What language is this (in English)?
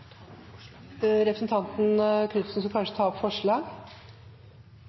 Norwegian